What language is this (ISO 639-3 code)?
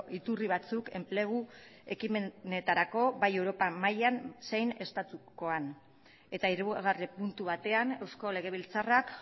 eus